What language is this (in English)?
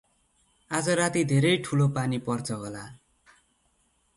Nepali